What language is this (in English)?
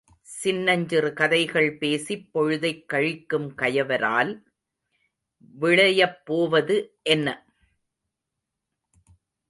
Tamil